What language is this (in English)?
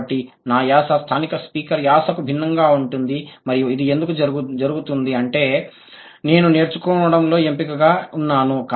Telugu